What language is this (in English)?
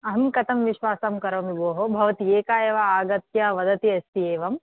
Sanskrit